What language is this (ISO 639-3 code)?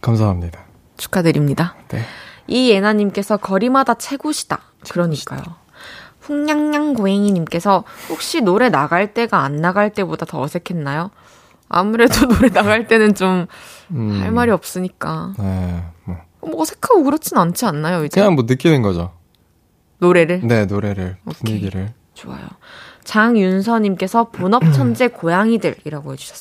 kor